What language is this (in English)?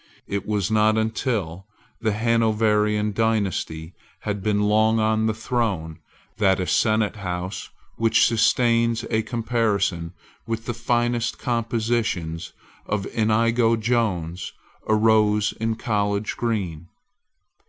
English